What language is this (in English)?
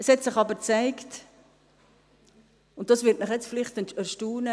Swiss German